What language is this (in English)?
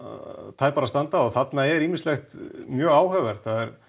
Icelandic